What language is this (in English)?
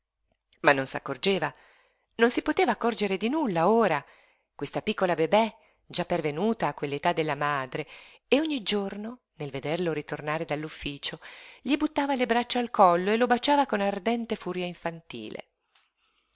Italian